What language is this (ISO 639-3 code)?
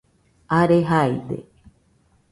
hux